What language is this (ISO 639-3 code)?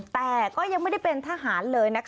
tha